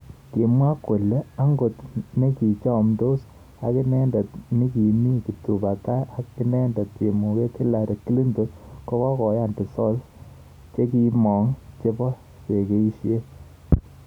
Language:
Kalenjin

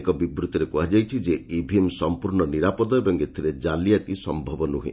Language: Odia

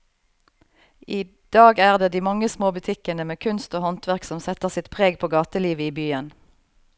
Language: Norwegian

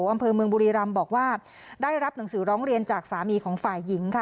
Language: Thai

